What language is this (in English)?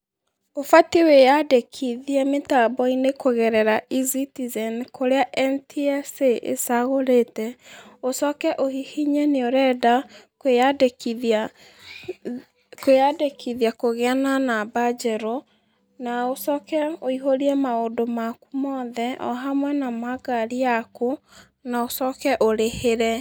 Kikuyu